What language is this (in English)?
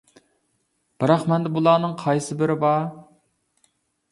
Uyghur